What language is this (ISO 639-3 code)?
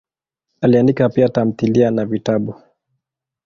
swa